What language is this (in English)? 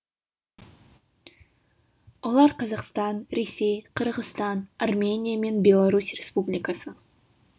Kazakh